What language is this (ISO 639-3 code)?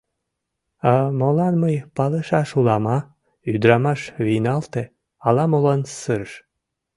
chm